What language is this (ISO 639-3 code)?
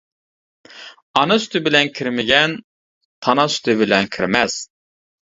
uig